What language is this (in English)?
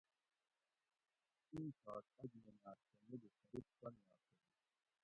Gawri